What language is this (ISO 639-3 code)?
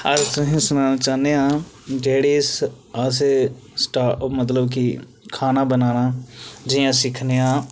doi